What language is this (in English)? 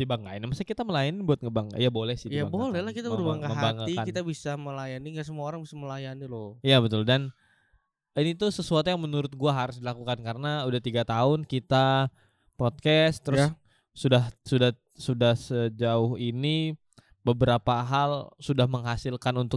Indonesian